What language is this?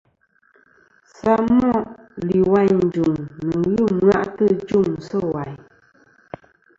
Kom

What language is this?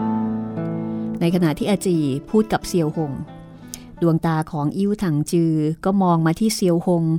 Thai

